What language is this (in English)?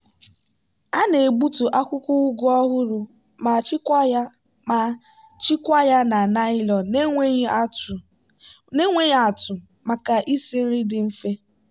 Igbo